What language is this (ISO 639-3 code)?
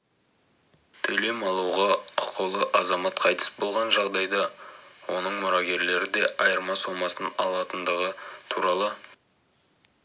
kaz